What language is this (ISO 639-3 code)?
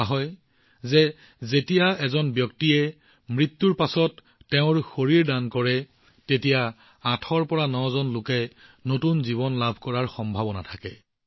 asm